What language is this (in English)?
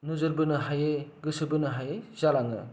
Bodo